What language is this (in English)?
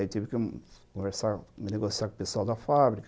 Portuguese